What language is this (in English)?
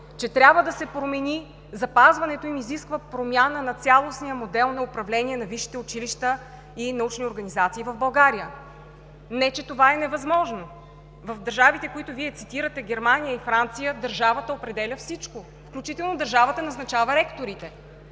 Bulgarian